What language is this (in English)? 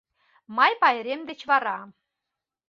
Mari